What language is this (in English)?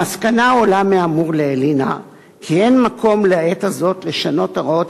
Hebrew